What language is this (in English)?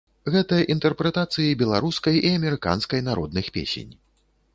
Belarusian